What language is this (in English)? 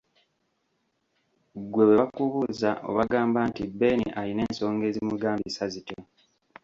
Ganda